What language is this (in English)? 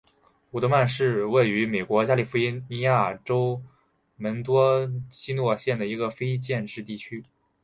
Chinese